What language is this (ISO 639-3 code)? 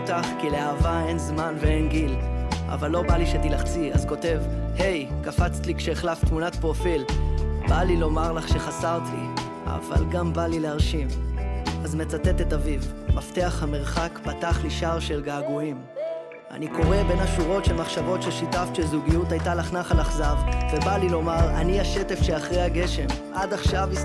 heb